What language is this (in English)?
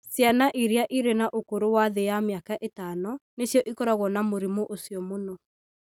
Kikuyu